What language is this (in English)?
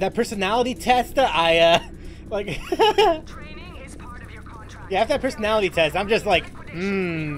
English